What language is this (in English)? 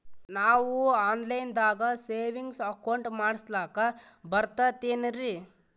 Kannada